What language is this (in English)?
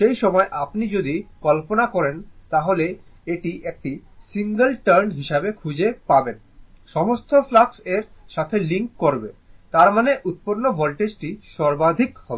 Bangla